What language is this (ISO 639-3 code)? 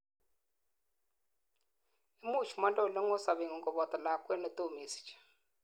kln